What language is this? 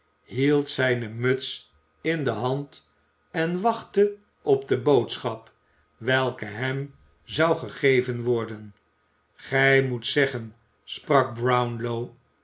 Dutch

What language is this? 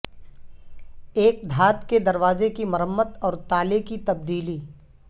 Urdu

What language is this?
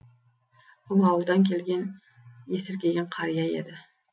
Kazakh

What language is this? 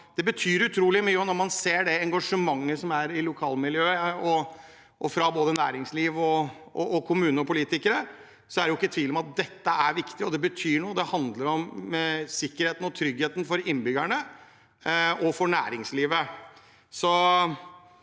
Norwegian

